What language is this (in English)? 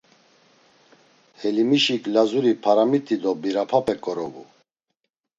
Laz